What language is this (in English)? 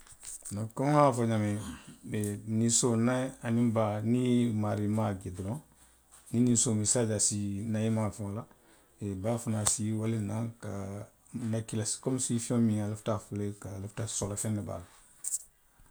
Western Maninkakan